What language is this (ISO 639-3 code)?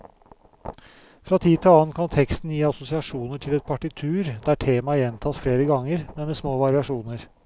nor